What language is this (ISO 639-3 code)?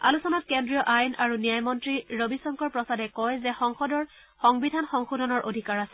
asm